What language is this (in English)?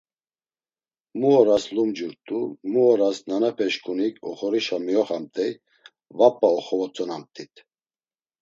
Laz